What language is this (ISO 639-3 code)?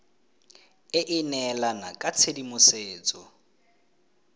tsn